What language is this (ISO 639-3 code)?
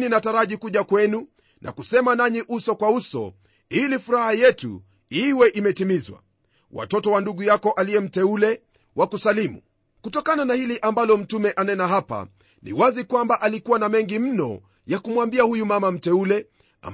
swa